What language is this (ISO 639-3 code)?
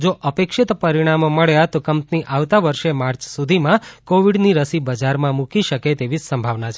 guj